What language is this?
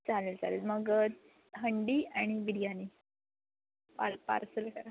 Marathi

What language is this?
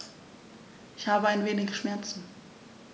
German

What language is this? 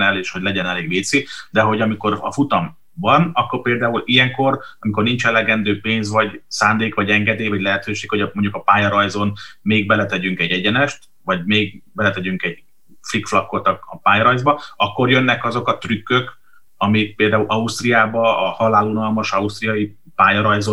Hungarian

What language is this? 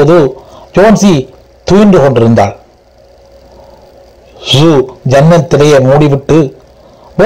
Tamil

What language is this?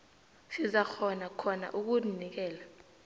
South Ndebele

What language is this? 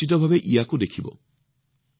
Assamese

